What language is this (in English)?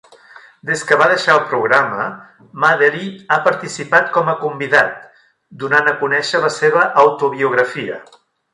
Catalan